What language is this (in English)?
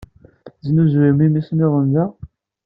Kabyle